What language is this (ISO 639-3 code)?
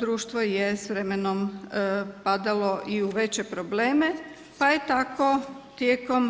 hrv